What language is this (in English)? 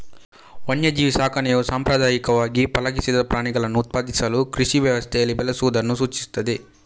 Kannada